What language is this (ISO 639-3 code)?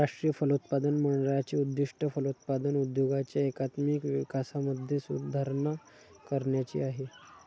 mar